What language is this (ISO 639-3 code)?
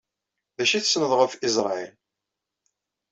kab